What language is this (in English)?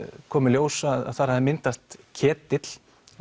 Icelandic